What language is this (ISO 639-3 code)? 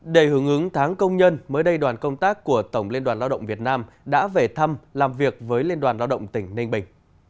vie